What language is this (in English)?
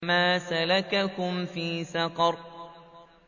Arabic